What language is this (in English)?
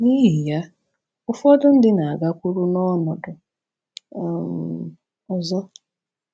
Igbo